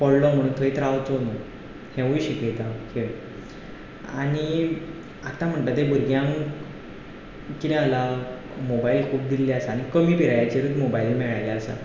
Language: Konkani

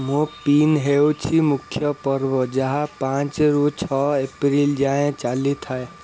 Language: Odia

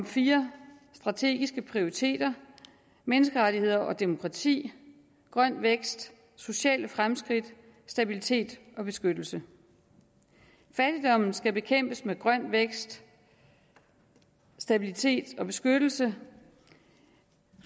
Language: Danish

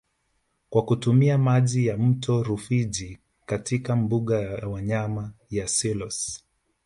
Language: Swahili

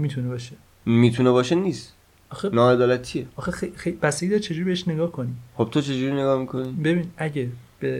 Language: Persian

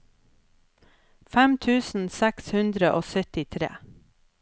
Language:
Norwegian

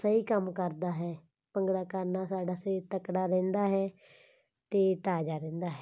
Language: Punjabi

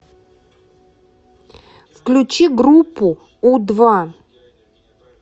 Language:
Russian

